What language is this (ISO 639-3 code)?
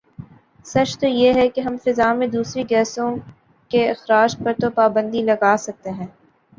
urd